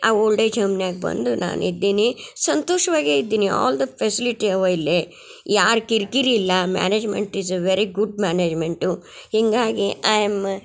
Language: Kannada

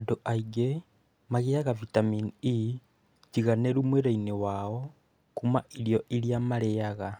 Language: Kikuyu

